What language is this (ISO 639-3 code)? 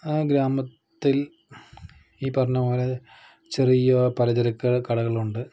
mal